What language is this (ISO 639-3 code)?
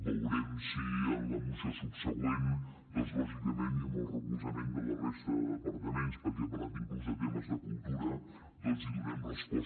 cat